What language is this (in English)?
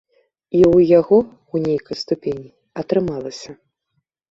Belarusian